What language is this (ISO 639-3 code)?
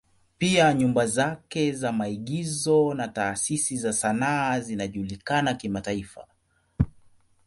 swa